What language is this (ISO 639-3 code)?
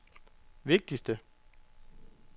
dan